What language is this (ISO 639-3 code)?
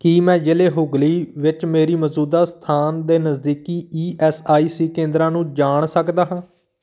pan